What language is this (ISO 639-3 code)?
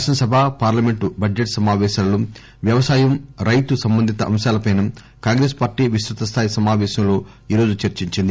tel